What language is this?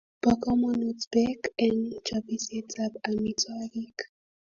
Kalenjin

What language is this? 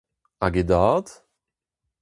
Breton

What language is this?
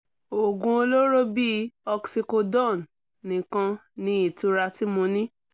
Yoruba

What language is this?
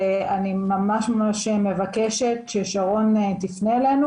Hebrew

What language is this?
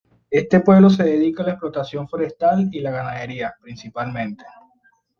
Spanish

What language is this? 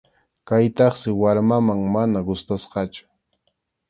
Arequipa-La Unión Quechua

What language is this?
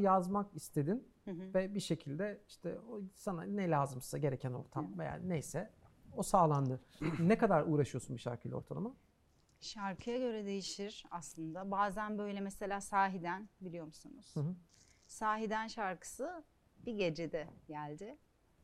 Turkish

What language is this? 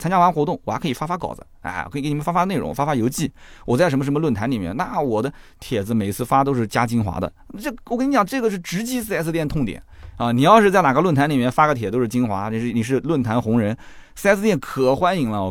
Chinese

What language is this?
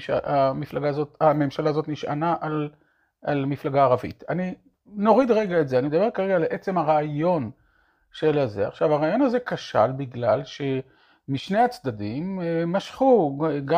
Hebrew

